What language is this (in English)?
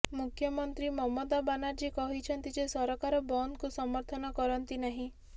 Odia